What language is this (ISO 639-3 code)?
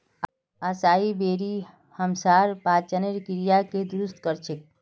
mag